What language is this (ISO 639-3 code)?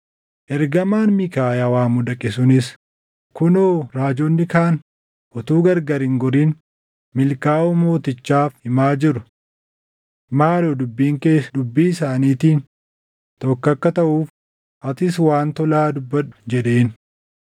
orm